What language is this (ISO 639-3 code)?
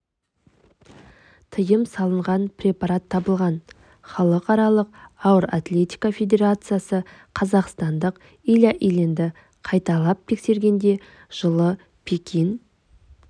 kaz